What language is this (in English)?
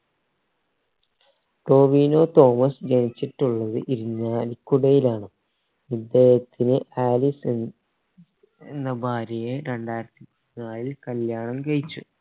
Malayalam